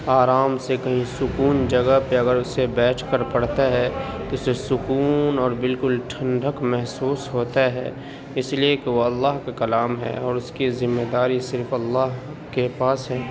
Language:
Urdu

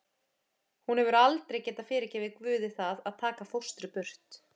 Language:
Icelandic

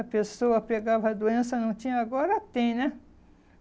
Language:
Portuguese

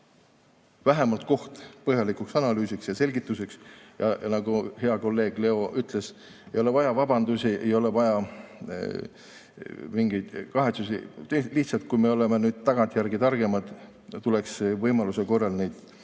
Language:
Estonian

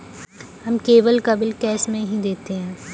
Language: Hindi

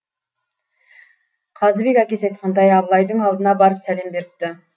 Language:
Kazakh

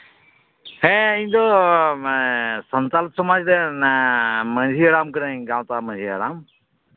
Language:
Santali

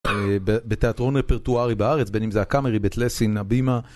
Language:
Hebrew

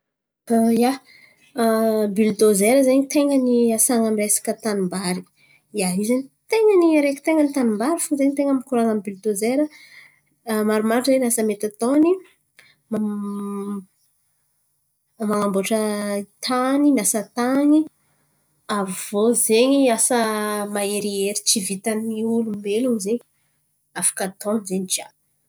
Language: Antankarana Malagasy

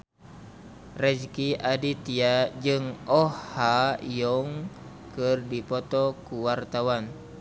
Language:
Sundanese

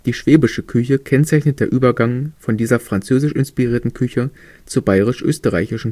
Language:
German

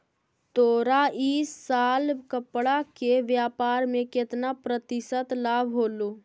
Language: Magahi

